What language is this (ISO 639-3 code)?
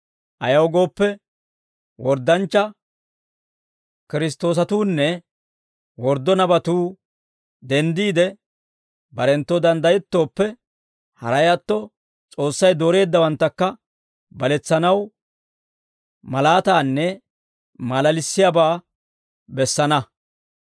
dwr